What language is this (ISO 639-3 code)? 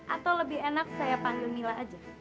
ind